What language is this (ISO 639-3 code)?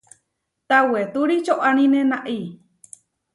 var